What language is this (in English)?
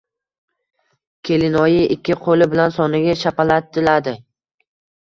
Uzbek